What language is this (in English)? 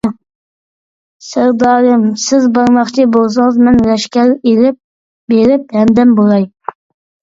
Uyghur